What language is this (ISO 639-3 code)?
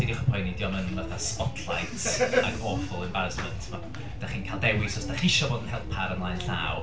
cym